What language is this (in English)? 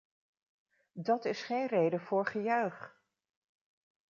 Dutch